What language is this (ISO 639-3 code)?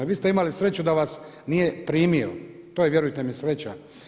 hrv